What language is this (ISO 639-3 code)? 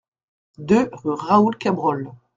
fra